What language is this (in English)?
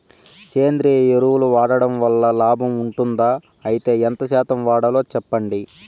Telugu